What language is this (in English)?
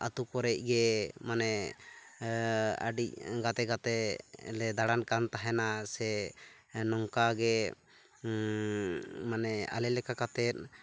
Santali